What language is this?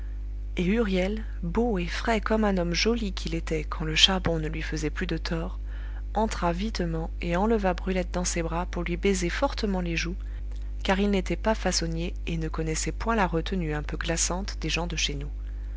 French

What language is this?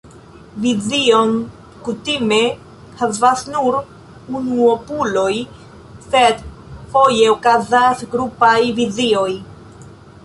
Esperanto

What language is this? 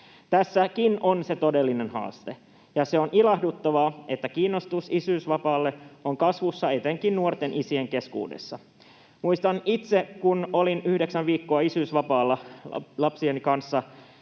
Finnish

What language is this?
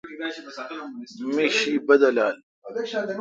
Kalkoti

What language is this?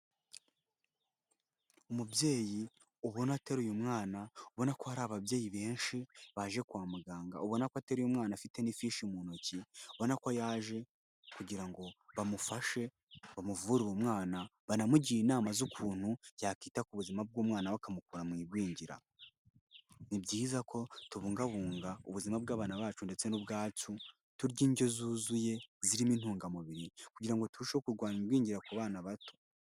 Kinyarwanda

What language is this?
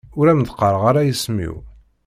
Kabyle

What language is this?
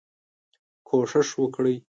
Pashto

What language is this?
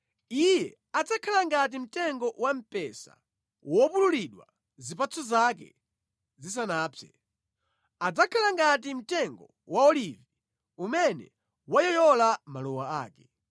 Nyanja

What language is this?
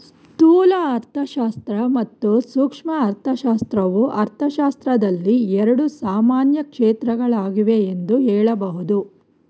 Kannada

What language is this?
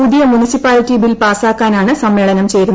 Malayalam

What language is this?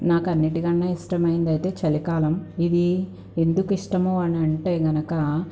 Telugu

